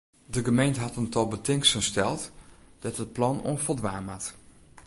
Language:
Western Frisian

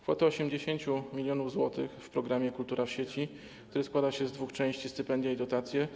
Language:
Polish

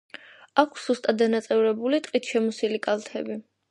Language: Georgian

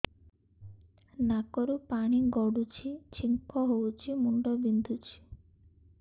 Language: Odia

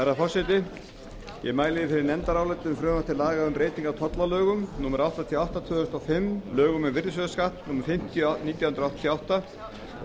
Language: Icelandic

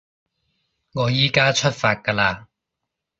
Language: Cantonese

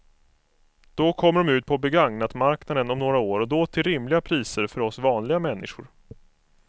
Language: Swedish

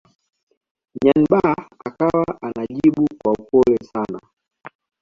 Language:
Swahili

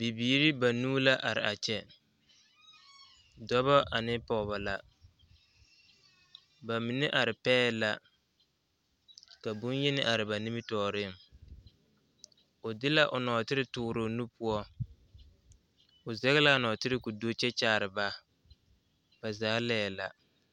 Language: Southern Dagaare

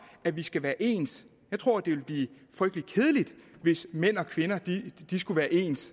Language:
Danish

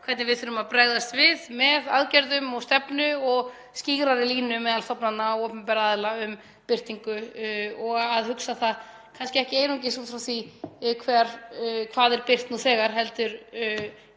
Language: Icelandic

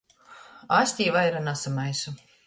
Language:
Latgalian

